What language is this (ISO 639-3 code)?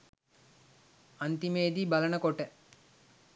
sin